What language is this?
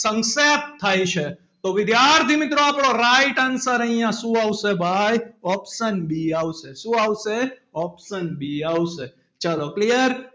Gujarati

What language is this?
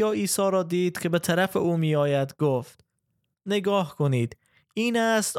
Persian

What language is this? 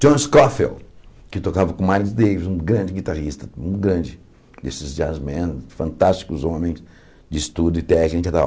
Portuguese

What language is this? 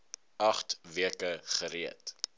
Afrikaans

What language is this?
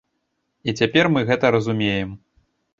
Belarusian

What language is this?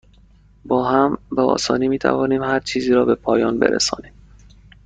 Persian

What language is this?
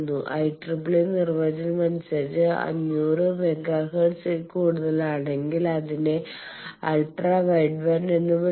Malayalam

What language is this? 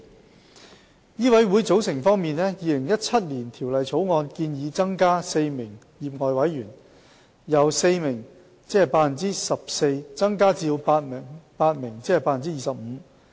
Cantonese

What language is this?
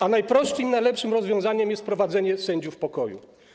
Polish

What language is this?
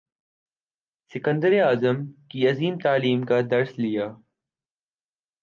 Urdu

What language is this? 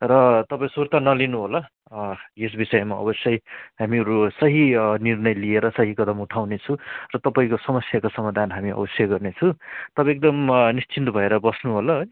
Nepali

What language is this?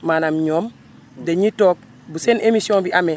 Wolof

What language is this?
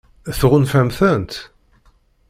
Kabyle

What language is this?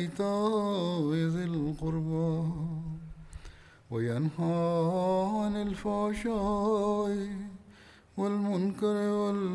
Tamil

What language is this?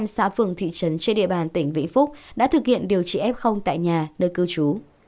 Vietnamese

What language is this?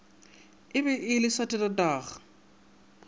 Northern Sotho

